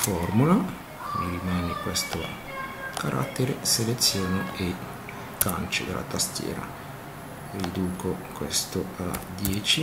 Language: Italian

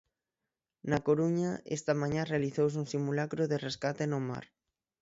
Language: Galician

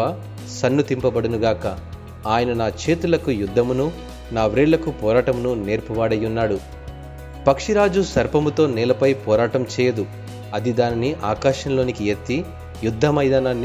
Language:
Telugu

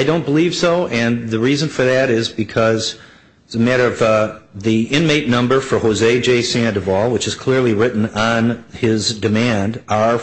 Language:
English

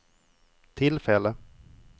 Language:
Swedish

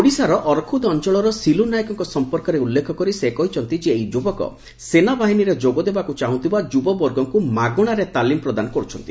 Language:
Odia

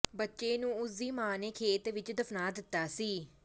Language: Punjabi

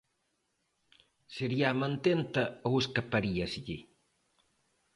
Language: Galician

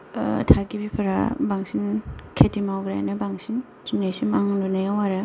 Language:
Bodo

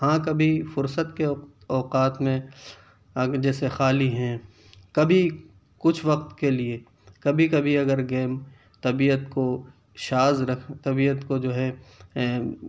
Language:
Urdu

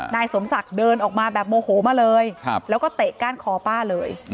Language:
Thai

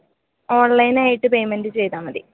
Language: Malayalam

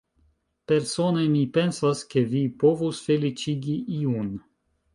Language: Esperanto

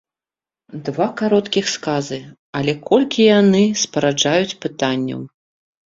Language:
Belarusian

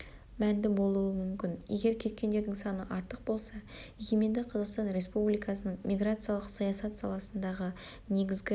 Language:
Kazakh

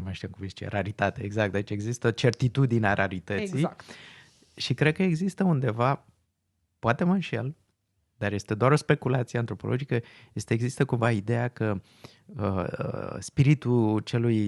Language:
Romanian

